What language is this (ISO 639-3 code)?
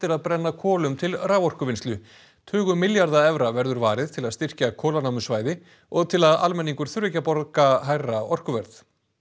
isl